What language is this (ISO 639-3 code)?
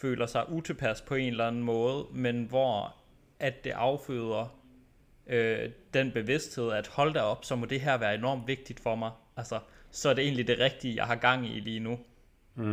dan